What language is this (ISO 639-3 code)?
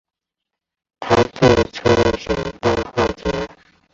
zho